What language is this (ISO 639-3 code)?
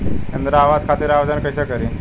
bho